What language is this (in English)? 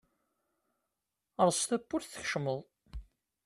Kabyle